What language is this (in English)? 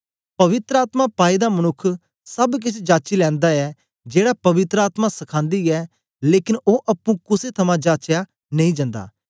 Dogri